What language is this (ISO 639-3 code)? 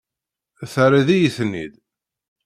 kab